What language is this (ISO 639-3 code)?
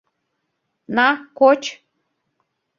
chm